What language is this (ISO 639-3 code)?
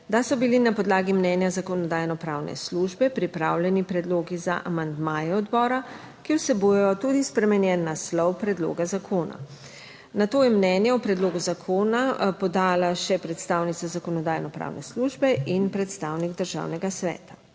slv